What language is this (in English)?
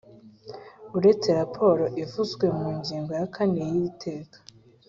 Kinyarwanda